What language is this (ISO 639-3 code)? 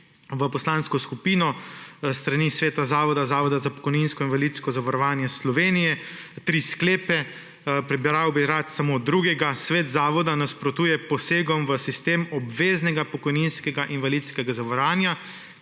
slv